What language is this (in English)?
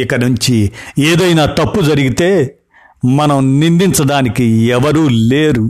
Telugu